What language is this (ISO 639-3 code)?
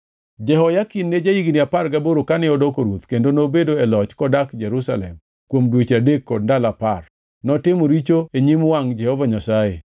luo